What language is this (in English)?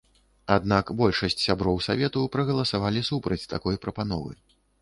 Belarusian